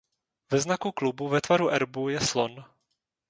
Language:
Czech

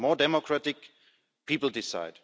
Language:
English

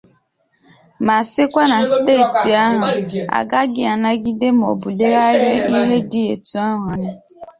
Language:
Igbo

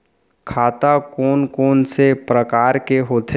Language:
Chhattisgarhi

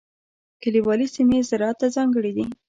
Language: Pashto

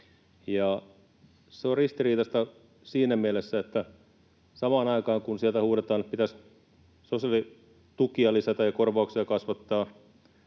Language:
Finnish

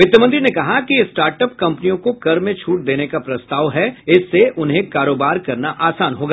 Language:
Hindi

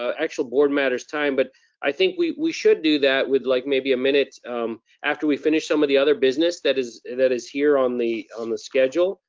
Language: English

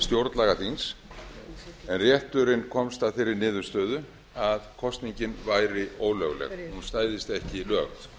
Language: Icelandic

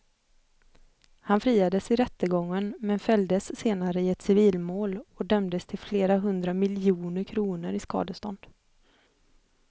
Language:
Swedish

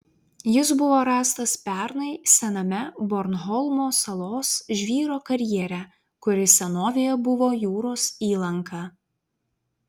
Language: Lithuanian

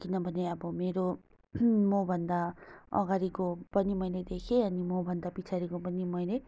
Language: Nepali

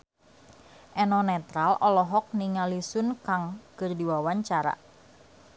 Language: Sundanese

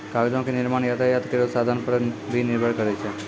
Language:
Maithili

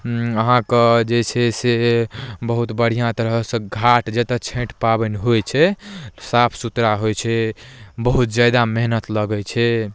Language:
Maithili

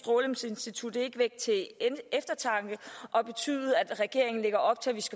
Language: Danish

